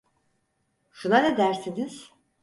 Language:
Turkish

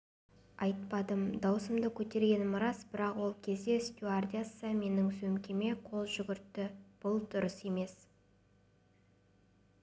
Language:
Kazakh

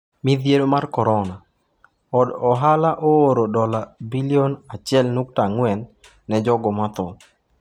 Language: Luo (Kenya and Tanzania)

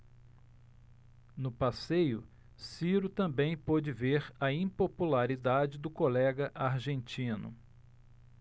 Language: Portuguese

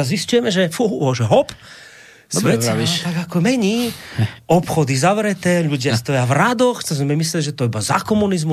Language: Slovak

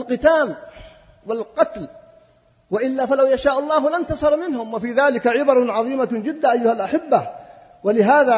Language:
Arabic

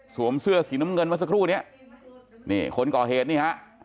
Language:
Thai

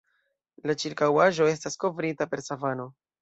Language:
Esperanto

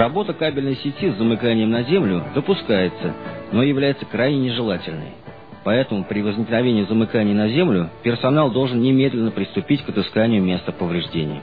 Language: Russian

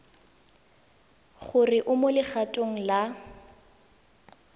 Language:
Tswana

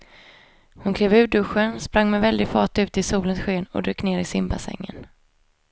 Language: Swedish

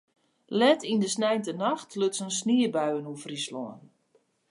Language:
Western Frisian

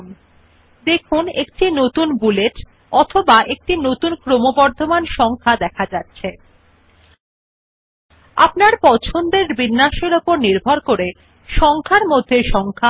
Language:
Bangla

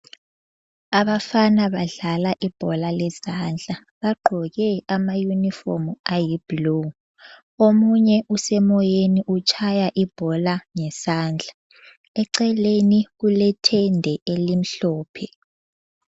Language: North Ndebele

